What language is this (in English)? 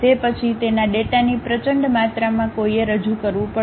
Gujarati